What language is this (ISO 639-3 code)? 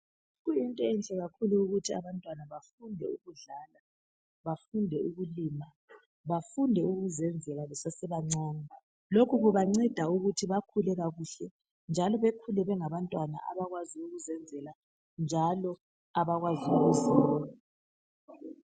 nde